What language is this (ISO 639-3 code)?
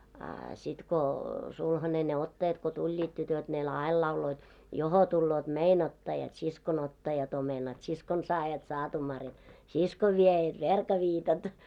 fin